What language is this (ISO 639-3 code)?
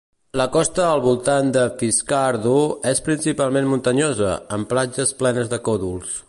cat